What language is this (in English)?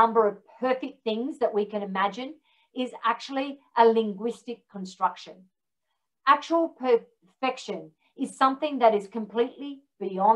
English